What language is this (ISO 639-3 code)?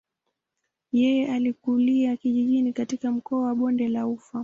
swa